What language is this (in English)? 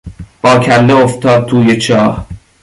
Persian